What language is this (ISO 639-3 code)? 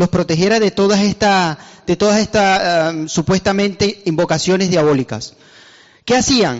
spa